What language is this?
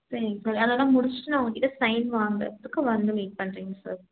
Tamil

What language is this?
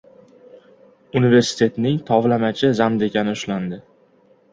Uzbek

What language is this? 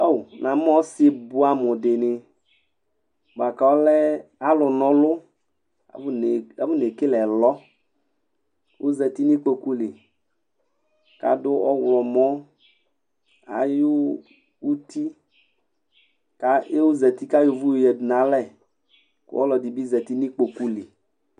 Ikposo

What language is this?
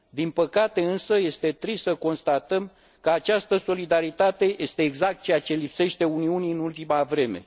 Romanian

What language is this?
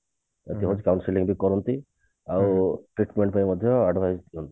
Odia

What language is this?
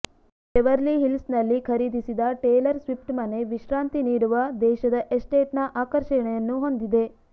Kannada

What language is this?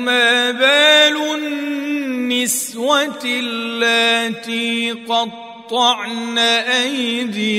Arabic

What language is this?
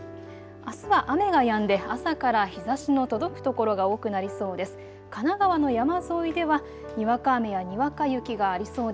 Japanese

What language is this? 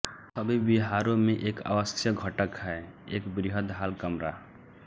Hindi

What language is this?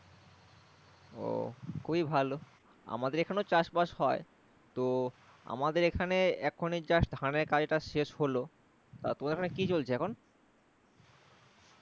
Bangla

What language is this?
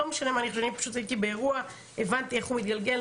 Hebrew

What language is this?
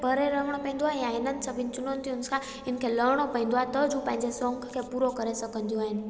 Sindhi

